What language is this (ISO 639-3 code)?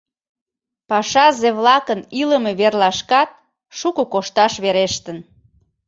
chm